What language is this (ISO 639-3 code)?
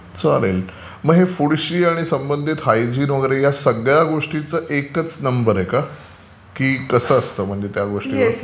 mar